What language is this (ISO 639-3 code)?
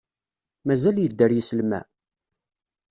kab